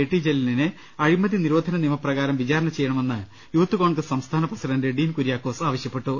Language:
Malayalam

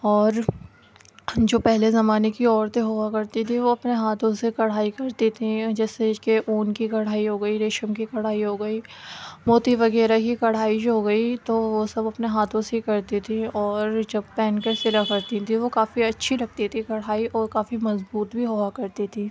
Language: Urdu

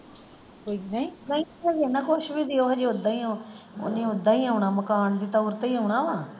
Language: Punjabi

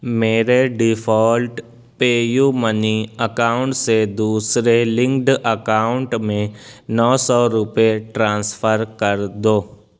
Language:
Urdu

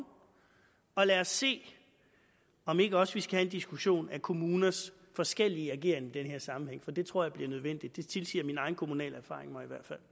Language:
Danish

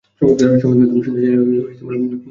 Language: Bangla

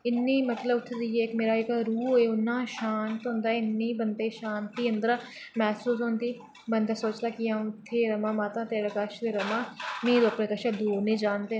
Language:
Dogri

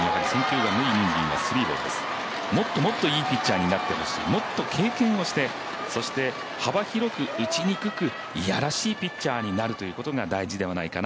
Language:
Japanese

